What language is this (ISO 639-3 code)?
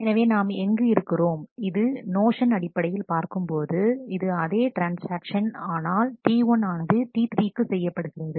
tam